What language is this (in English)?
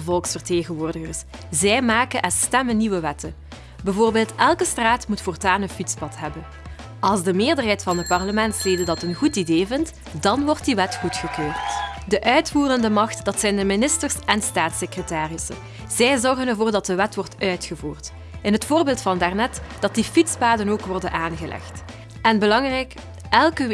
Dutch